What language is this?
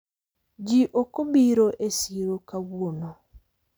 Luo (Kenya and Tanzania)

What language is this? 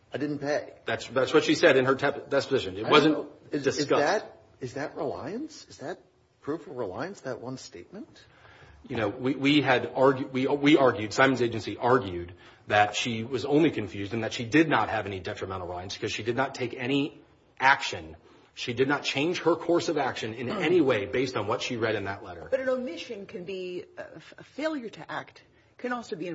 English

